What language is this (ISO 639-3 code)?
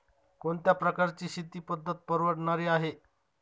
mar